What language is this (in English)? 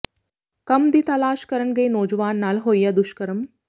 Punjabi